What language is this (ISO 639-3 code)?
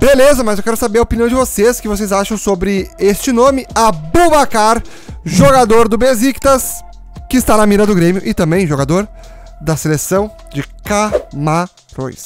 por